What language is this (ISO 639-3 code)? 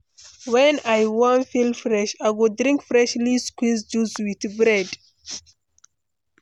pcm